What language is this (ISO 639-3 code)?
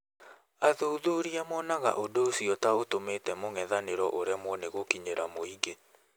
kik